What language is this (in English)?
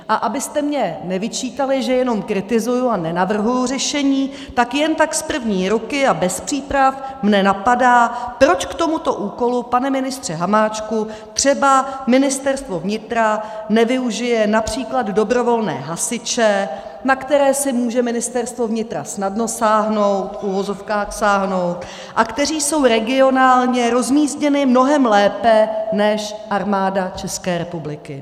Czech